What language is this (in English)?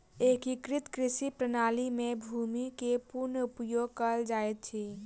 Maithili